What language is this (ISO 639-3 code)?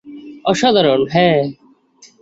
ben